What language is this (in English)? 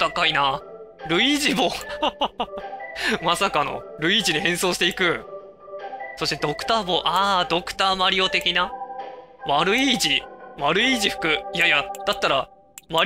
Japanese